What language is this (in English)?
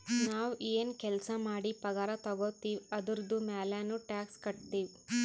Kannada